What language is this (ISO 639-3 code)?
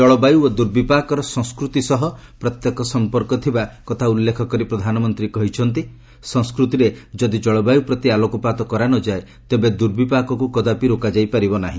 ori